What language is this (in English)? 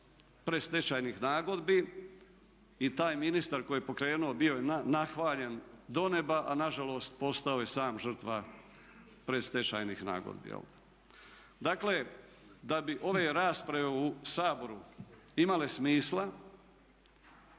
Croatian